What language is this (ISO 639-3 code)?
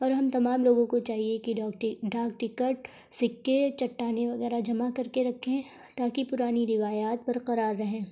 urd